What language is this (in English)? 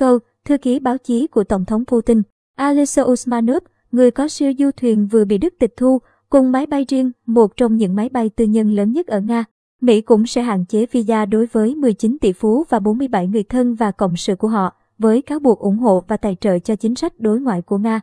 Vietnamese